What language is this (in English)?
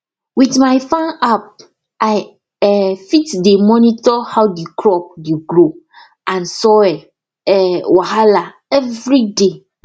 Nigerian Pidgin